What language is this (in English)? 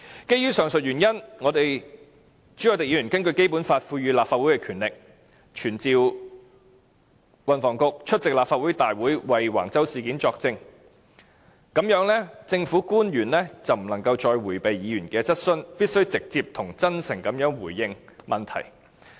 Cantonese